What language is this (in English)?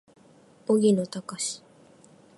Japanese